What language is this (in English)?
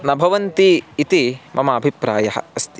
Sanskrit